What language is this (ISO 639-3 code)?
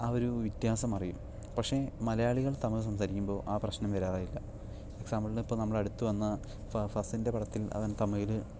mal